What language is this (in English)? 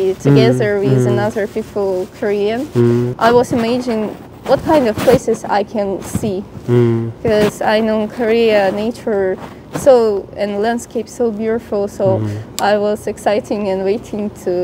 Korean